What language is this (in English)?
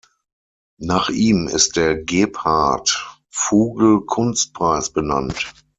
German